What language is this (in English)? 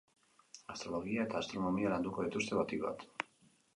Basque